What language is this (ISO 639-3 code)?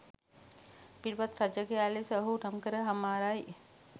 sin